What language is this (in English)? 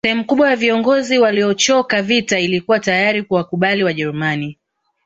Swahili